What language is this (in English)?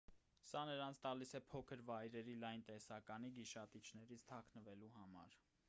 Armenian